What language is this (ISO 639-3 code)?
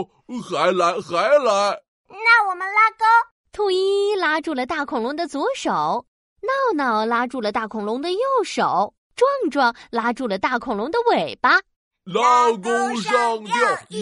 zho